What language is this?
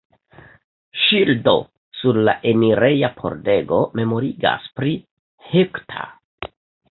Esperanto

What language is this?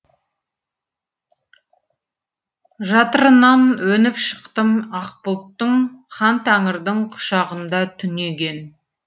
Kazakh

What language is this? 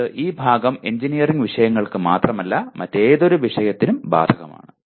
Malayalam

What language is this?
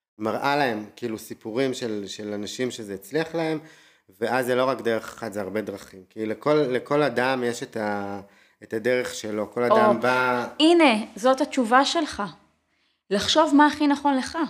Hebrew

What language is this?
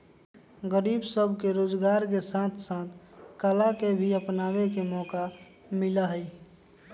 Magahi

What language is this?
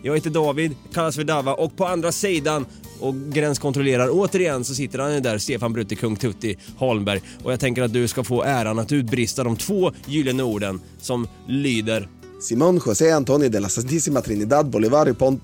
Swedish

